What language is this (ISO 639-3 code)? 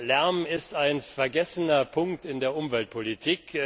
deu